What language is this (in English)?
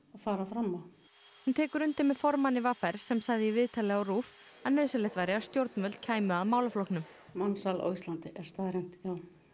Icelandic